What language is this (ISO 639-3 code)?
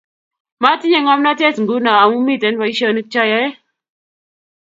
kln